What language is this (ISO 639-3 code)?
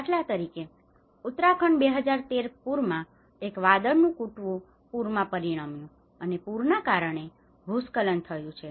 guj